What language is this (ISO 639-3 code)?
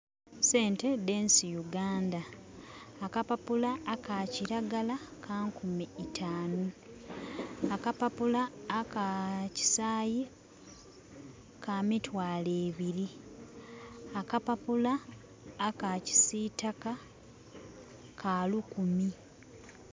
xog